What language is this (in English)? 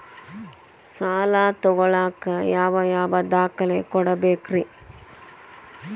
Kannada